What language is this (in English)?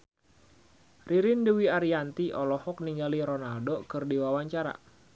Sundanese